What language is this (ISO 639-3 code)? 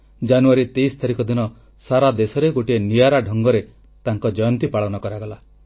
ori